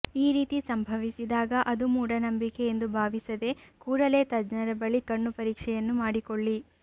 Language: Kannada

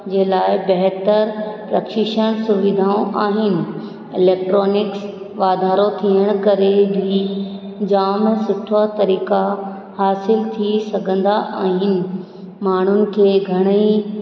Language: Sindhi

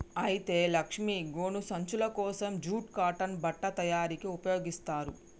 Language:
Telugu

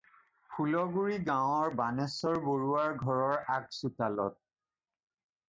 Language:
Assamese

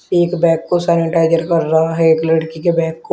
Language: Hindi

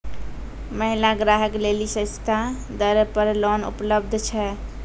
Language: Maithili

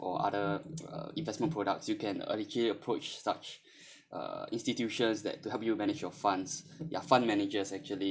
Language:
English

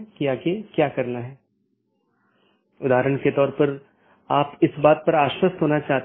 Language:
Hindi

